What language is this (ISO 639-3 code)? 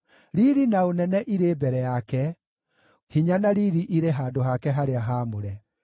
kik